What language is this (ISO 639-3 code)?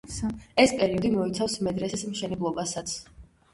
kat